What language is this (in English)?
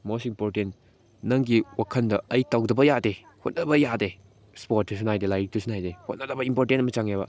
Manipuri